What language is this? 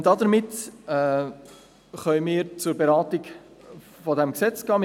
Swiss German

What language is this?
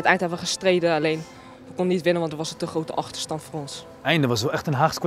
Dutch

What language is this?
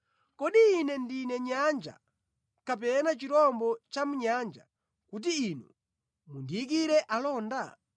Nyanja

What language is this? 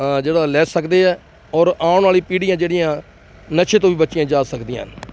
Punjabi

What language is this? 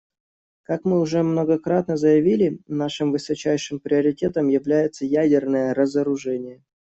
Russian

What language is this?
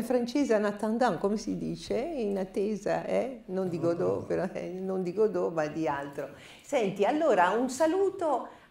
Italian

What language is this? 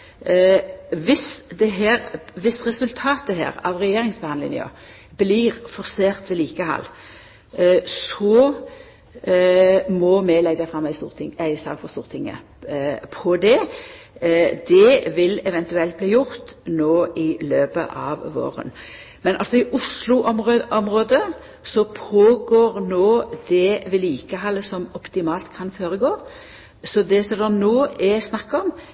Norwegian Nynorsk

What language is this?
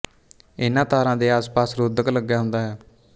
Punjabi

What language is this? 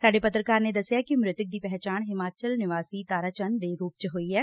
Punjabi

